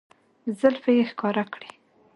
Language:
Pashto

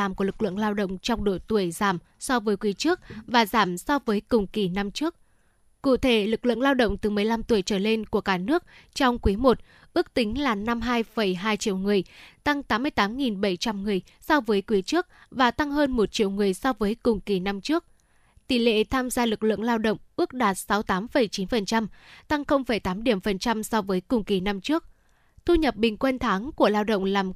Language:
Vietnamese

